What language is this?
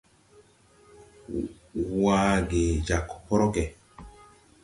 Tupuri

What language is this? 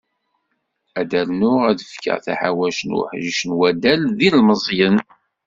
Kabyle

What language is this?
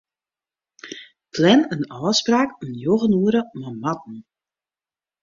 Western Frisian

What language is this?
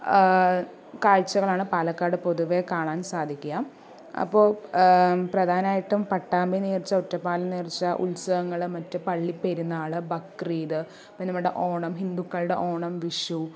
Malayalam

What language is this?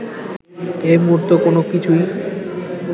Bangla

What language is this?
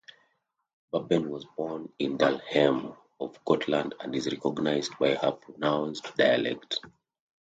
English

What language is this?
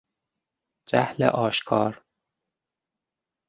Persian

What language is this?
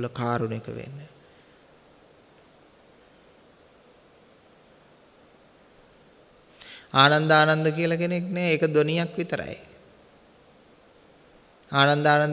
Indonesian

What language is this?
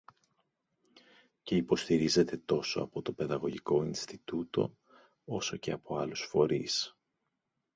Greek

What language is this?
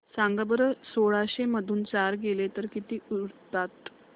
Marathi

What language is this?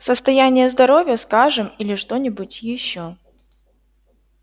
Russian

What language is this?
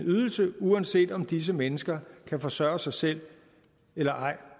Danish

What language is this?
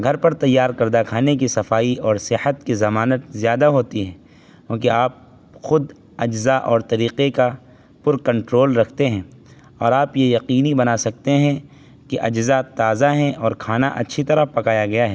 Urdu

